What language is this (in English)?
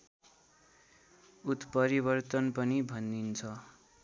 Nepali